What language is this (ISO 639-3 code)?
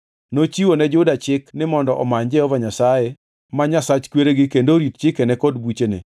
luo